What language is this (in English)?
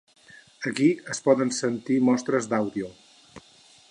Catalan